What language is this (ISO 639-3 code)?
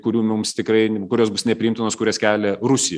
lit